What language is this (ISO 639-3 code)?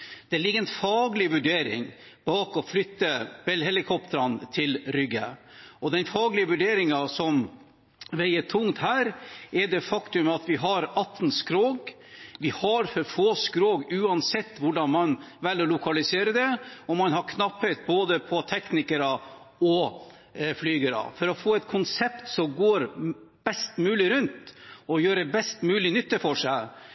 nob